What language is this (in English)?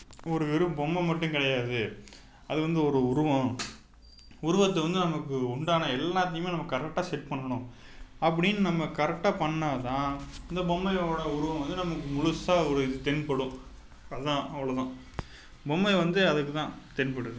Tamil